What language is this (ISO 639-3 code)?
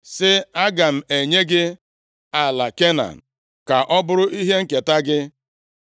ibo